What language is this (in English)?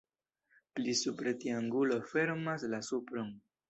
Esperanto